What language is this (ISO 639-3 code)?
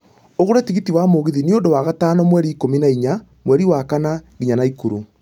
kik